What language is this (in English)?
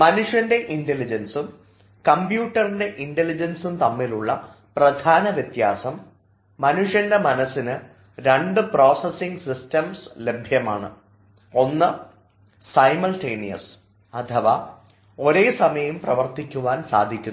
Malayalam